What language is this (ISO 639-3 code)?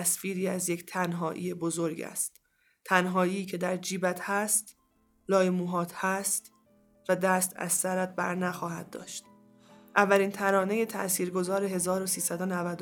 fas